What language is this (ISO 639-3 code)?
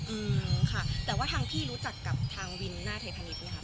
tha